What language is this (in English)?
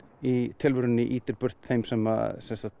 Icelandic